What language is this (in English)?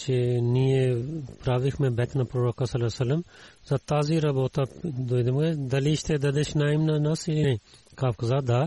Bulgarian